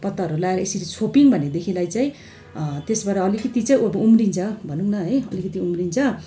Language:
Nepali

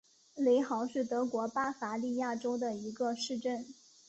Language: Chinese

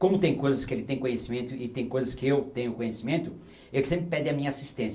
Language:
Portuguese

